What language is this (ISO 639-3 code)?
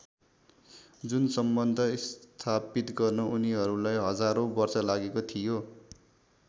nep